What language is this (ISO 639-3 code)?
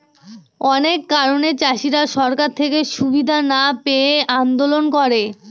ben